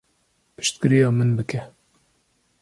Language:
Kurdish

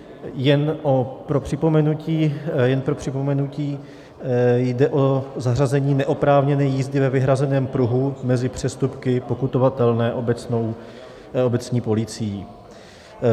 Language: Czech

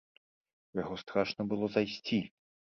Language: Belarusian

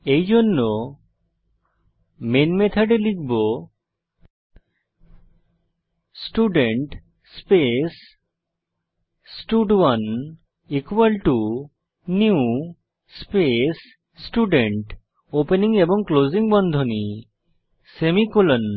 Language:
Bangla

